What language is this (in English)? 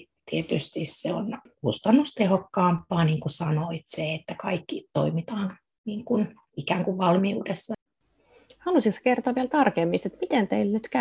Finnish